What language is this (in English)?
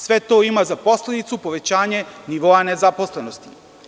Serbian